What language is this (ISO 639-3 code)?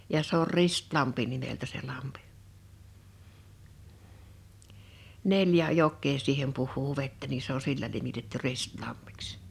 fin